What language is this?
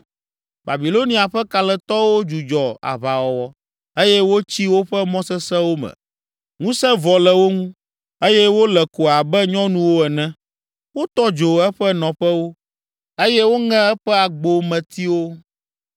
Ewe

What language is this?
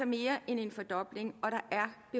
Danish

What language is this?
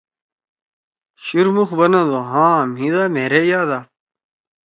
Torwali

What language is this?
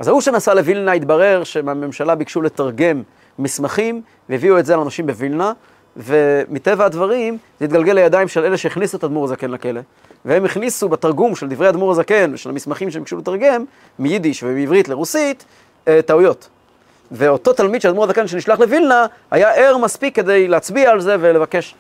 Hebrew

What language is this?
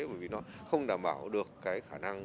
Vietnamese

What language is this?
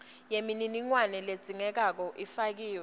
Swati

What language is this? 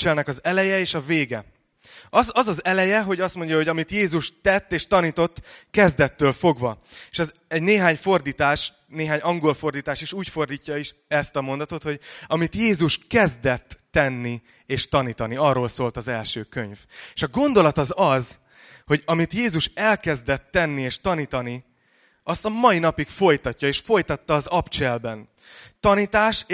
Hungarian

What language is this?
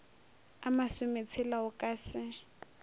Northern Sotho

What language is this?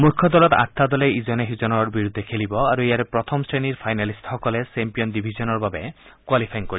Assamese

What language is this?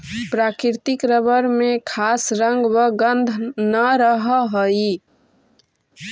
Magahi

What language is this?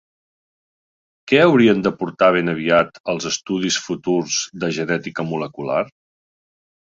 Catalan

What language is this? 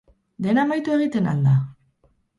Basque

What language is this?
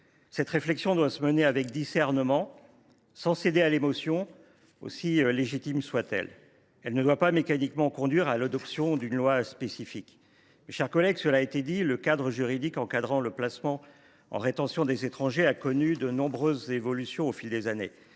French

